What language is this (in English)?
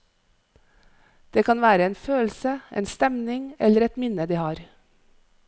Norwegian